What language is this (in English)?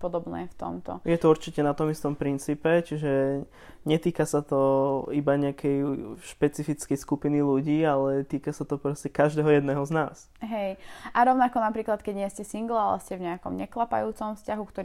Slovak